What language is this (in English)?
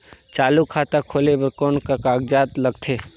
Chhattisgarhi